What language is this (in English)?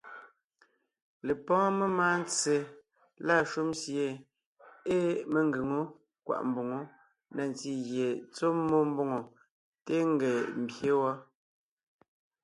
Ngiemboon